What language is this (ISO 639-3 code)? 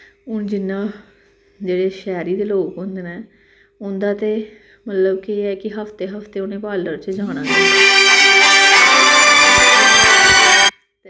doi